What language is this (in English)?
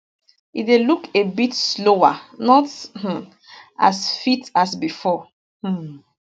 Nigerian Pidgin